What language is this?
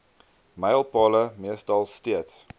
Afrikaans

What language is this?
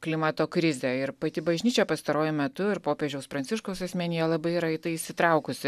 Lithuanian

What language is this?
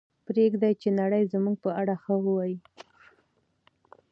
Pashto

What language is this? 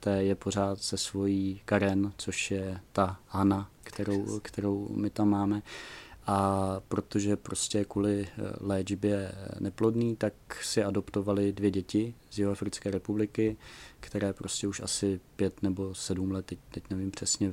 Czech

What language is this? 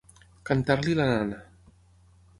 Catalan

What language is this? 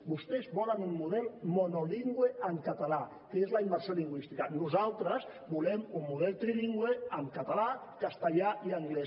Catalan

